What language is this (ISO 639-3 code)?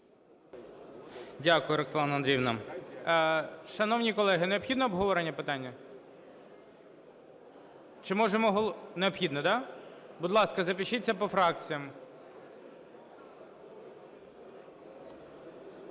ukr